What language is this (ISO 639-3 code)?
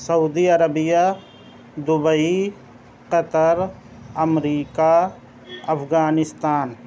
urd